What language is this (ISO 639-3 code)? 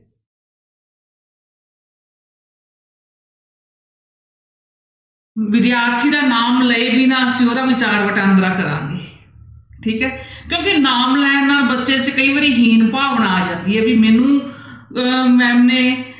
pan